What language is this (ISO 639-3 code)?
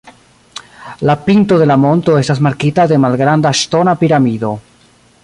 epo